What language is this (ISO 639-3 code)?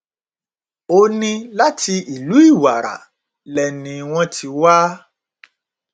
yor